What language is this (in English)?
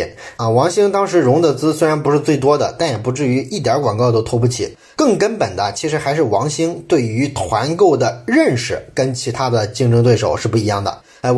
Chinese